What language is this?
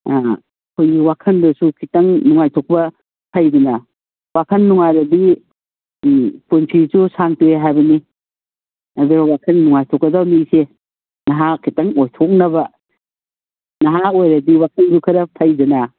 Manipuri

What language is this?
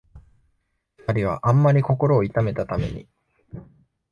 Japanese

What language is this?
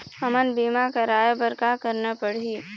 Chhattisgarhi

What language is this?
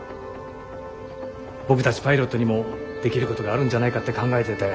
Japanese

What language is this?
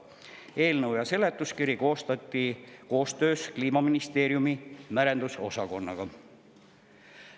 Estonian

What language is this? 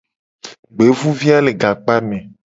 Gen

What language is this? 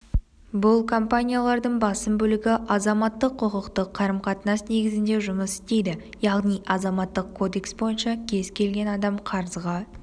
Kazakh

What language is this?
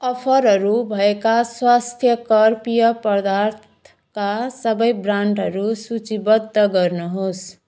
Nepali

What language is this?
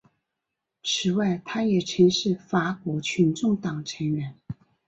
Chinese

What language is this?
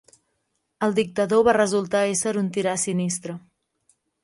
Catalan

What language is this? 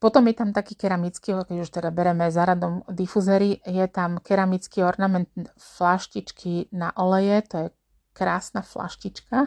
Slovak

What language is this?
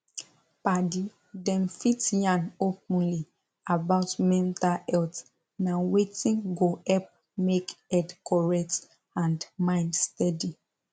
Nigerian Pidgin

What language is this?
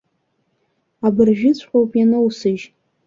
Abkhazian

